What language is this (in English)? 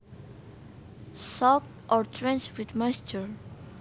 Javanese